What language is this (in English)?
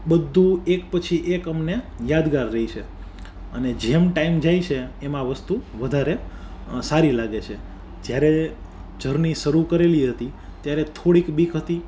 Gujarati